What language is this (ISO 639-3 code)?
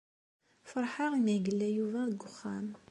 kab